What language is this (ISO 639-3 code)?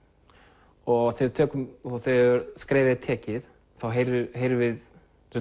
isl